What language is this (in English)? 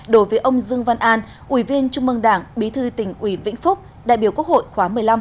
Vietnamese